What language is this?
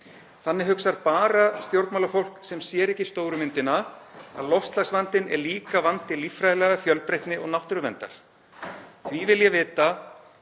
Icelandic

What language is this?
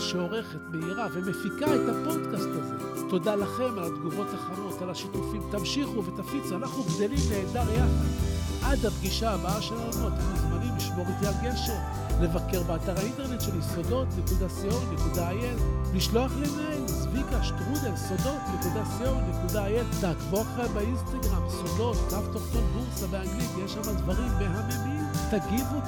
Hebrew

